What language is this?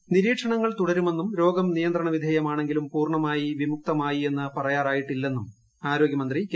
Malayalam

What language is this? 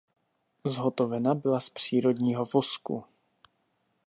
Czech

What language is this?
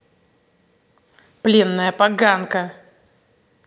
Russian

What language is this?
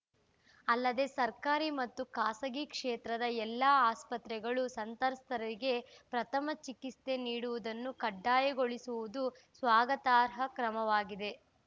Kannada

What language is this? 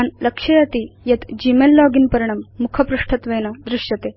Sanskrit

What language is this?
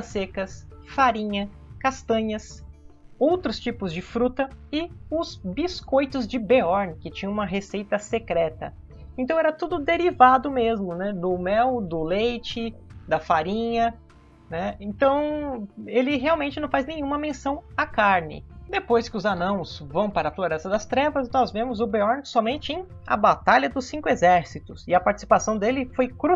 Portuguese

